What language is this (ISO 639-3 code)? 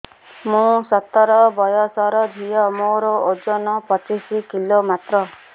ori